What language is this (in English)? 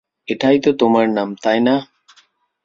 Bangla